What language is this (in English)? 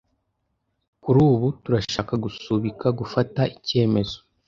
Kinyarwanda